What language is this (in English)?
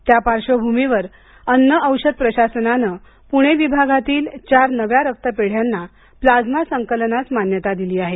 Marathi